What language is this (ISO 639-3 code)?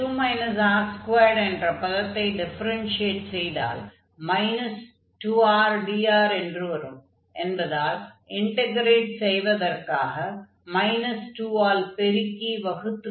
tam